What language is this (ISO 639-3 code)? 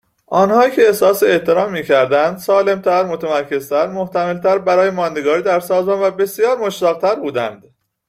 fas